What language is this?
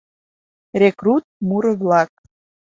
Mari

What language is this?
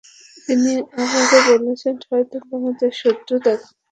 Bangla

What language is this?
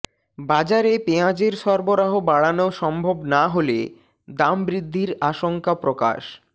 Bangla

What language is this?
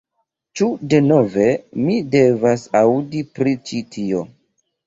Esperanto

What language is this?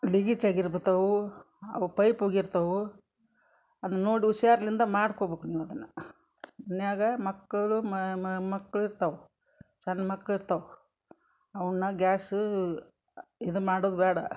Kannada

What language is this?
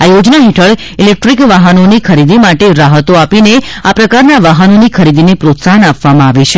Gujarati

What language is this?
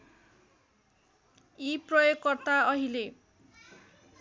Nepali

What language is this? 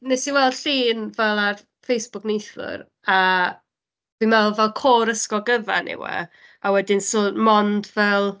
Welsh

